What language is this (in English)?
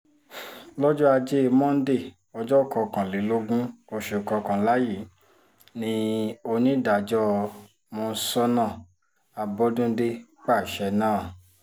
Yoruba